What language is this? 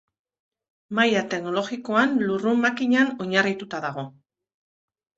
Basque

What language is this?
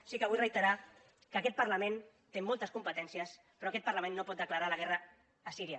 Catalan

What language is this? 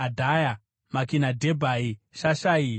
Shona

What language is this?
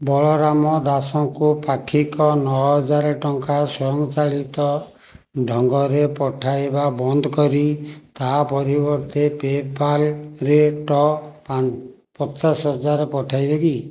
Odia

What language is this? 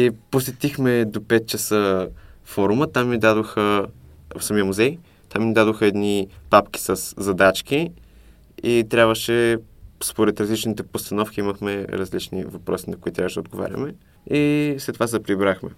Bulgarian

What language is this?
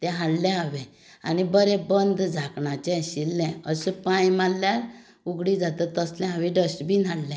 Konkani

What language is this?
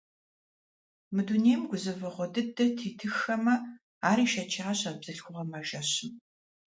Kabardian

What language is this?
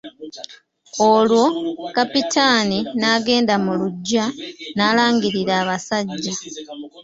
Ganda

